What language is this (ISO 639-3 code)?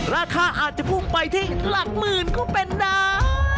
tha